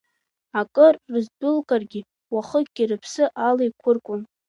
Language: Abkhazian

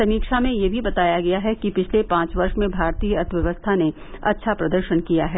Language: Hindi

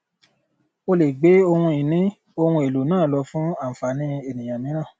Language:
Yoruba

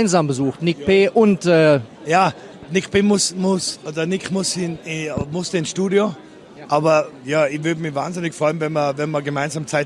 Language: German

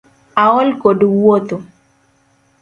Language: Luo (Kenya and Tanzania)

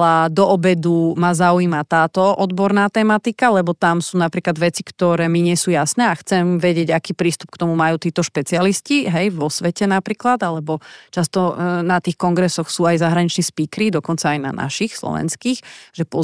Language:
Slovak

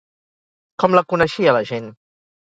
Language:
Catalan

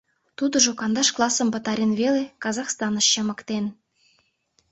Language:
Mari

